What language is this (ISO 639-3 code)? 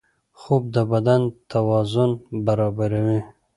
pus